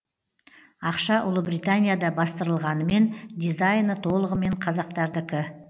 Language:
Kazakh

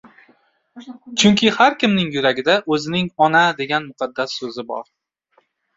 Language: Uzbek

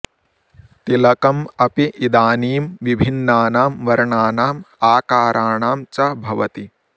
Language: Sanskrit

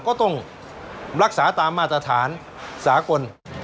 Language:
Thai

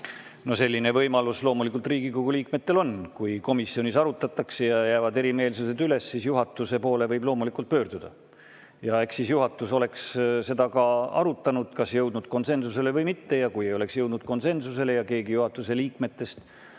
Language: Estonian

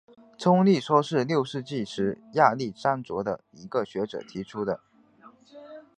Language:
Chinese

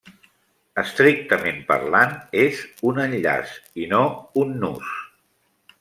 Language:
Catalan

